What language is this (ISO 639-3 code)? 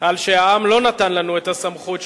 heb